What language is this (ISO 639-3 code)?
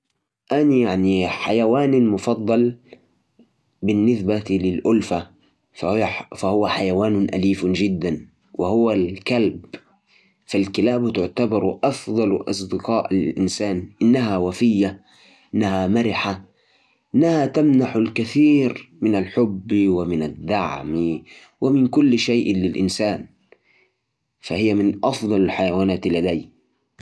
ars